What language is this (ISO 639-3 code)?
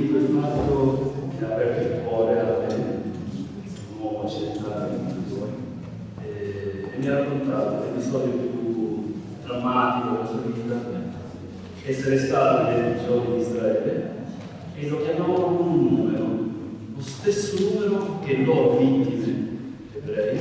ita